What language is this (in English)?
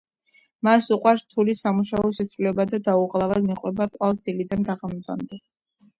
Georgian